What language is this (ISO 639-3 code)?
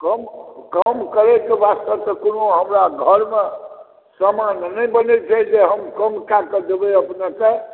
mai